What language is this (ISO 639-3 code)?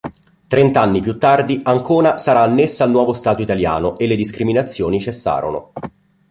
ita